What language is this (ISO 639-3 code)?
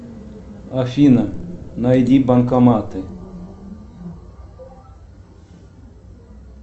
rus